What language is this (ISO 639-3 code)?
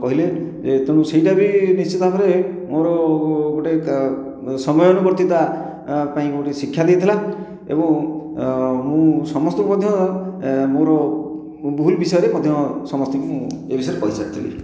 ori